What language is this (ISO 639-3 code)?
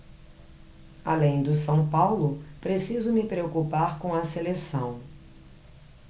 por